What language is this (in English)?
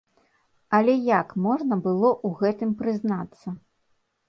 Belarusian